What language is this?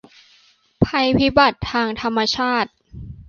Thai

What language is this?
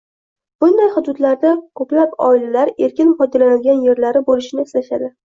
Uzbek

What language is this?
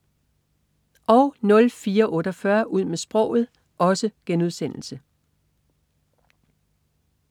Danish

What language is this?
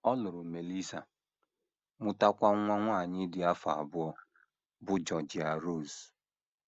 Igbo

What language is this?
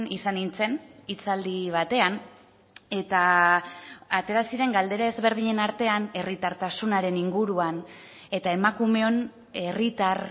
Basque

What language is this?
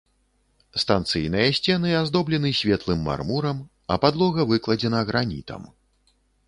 Belarusian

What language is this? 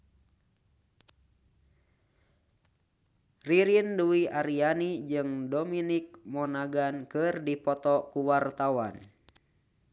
Sundanese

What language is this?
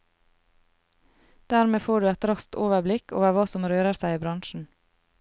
Norwegian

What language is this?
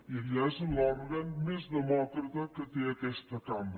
Catalan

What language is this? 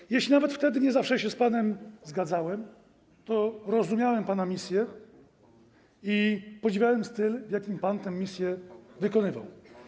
Polish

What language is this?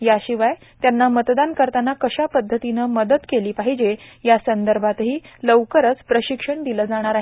Marathi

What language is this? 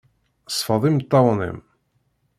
Kabyle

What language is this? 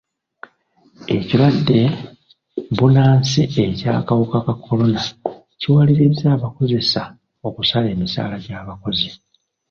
Ganda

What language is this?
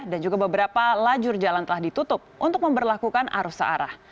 Indonesian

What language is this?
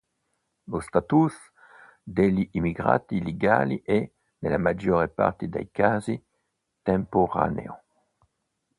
Italian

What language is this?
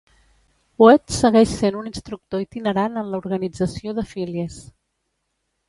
Catalan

